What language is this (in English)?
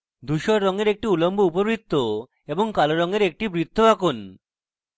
Bangla